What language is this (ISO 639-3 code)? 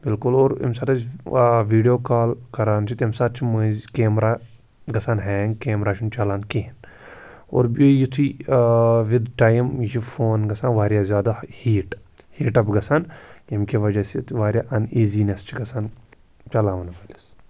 kas